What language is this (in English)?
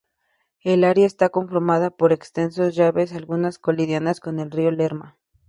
Spanish